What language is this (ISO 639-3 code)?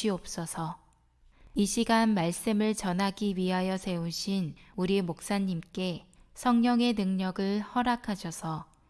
kor